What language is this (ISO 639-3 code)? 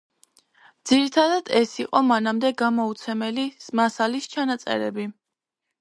kat